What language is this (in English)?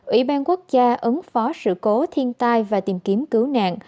Vietnamese